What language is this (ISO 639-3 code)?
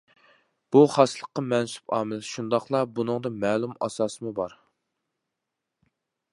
uig